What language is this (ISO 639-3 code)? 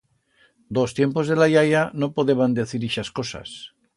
arg